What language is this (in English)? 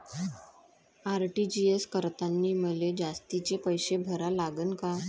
Marathi